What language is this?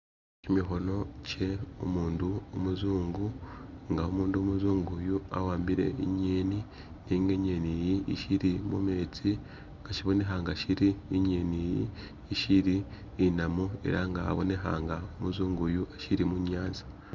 Masaaba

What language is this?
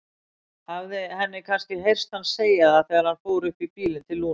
Icelandic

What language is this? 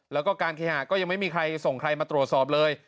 Thai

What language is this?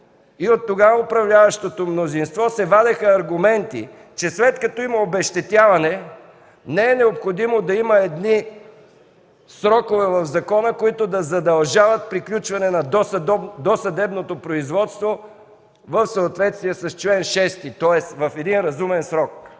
Bulgarian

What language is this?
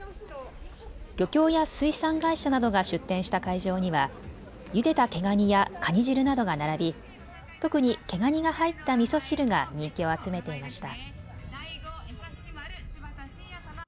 Japanese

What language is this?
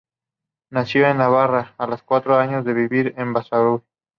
Spanish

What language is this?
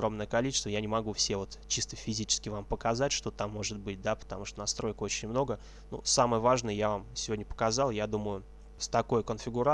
Russian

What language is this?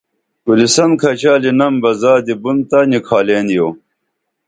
Dameli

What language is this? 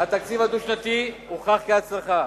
Hebrew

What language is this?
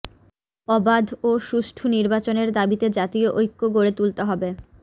Bangla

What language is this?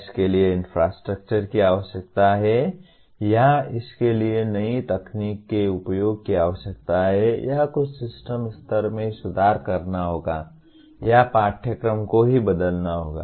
Hindi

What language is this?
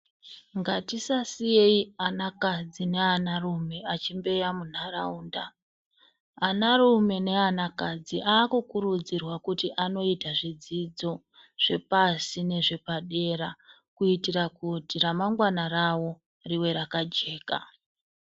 Ndau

